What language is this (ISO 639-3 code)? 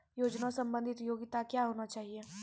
mai